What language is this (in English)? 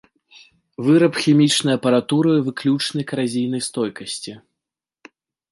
Belarusian